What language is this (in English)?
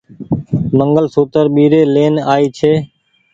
Goaria